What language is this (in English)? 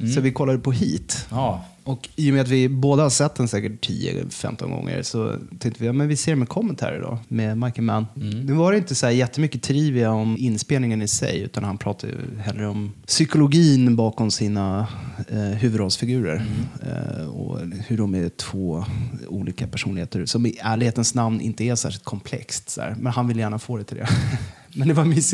Swedish